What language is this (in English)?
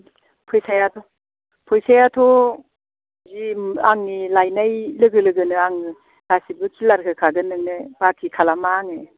Bodo